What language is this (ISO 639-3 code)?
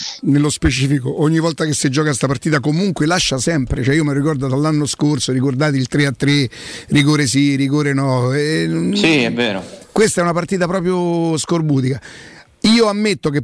ita